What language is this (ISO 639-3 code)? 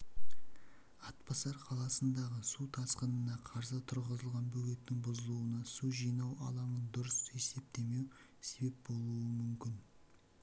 kaz